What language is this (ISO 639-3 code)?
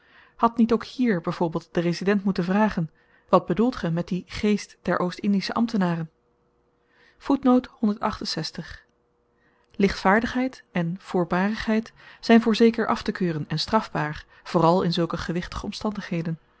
nld